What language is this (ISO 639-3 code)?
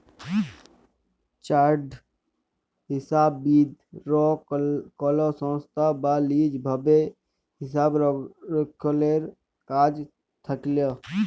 ben